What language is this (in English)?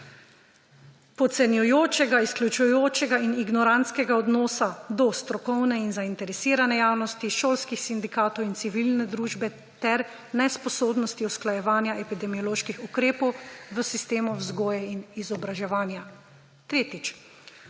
Slovenian